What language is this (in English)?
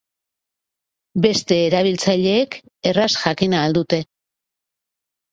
Basque